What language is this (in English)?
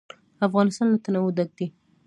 Pashto